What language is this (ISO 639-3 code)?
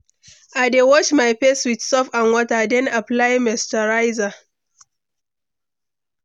pcm